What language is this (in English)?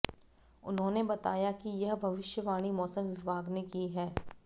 Hindi